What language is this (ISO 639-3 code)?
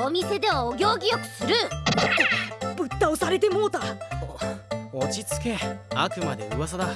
jpn